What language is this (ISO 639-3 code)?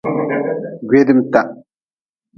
nmz